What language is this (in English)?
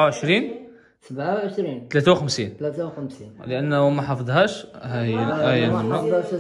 Arabic